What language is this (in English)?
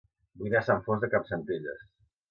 Catalan